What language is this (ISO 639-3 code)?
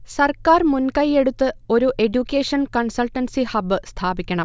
mal